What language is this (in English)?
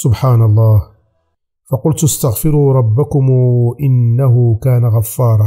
Arabic